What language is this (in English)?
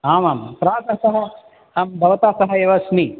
Sanskrit